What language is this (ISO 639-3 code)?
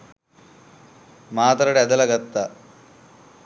sin